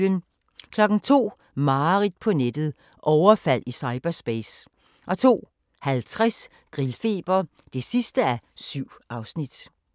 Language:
Danish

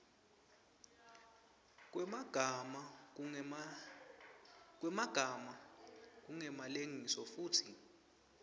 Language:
Swati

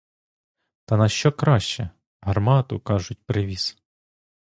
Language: Ukrainian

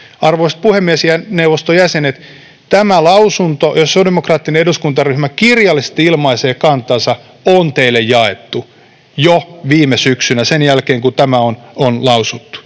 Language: Finnish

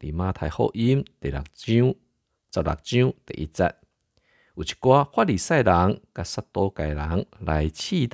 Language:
Chinese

